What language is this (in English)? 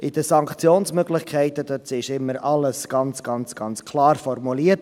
Swiss German